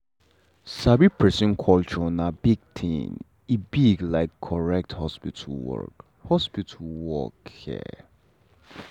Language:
Nigerian Pidgin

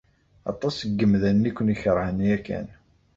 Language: Kabyle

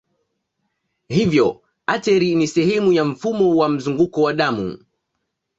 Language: Swahili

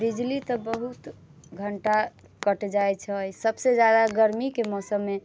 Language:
Maithili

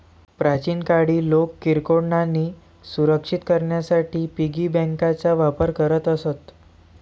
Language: Marathi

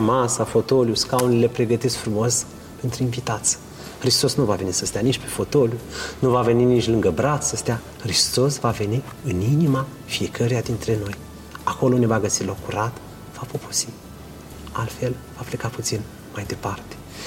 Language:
Romanian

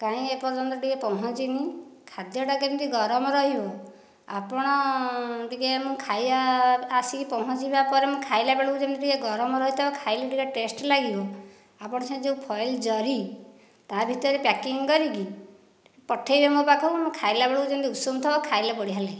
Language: Odia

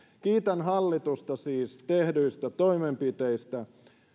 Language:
Finnish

